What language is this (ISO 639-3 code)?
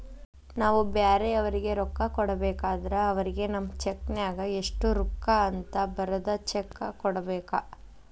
kan